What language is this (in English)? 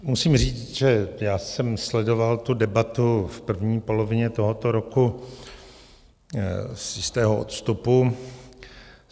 Czech